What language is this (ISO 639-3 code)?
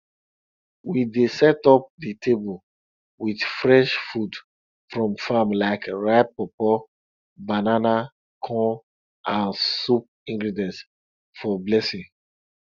pcm